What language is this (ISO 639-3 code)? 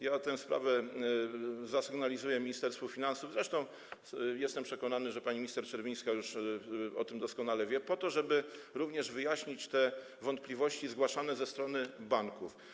pol